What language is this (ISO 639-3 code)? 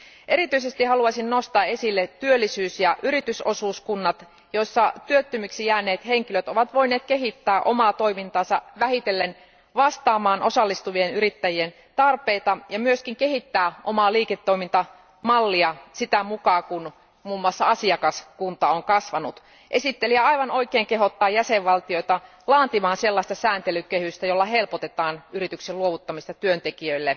fin